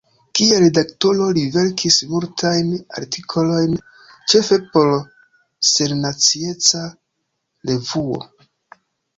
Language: Esperanto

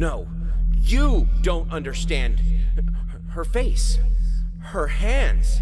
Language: Turkish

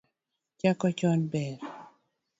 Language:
Luo (Kenya and Tanzania)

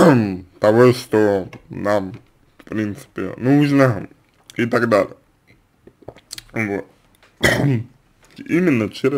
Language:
Russian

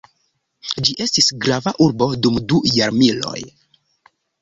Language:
Esperanto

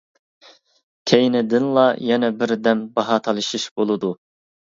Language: Uyghur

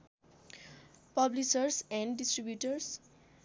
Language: Nepali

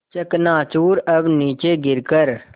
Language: Hindi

